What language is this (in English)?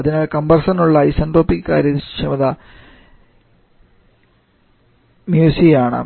Malayalam